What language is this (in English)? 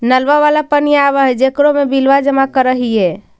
Magahi